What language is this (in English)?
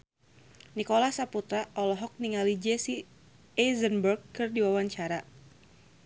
Sundanese